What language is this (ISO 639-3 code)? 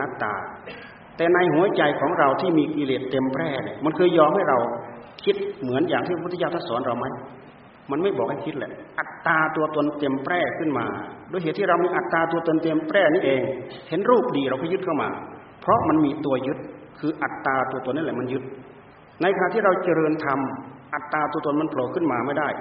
tha